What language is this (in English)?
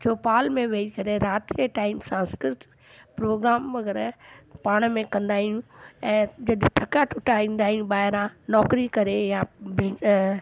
Sindhi